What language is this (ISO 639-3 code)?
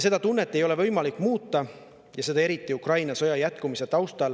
est